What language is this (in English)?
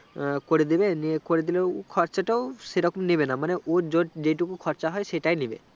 Bangla